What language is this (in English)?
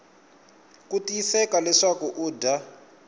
Tsonga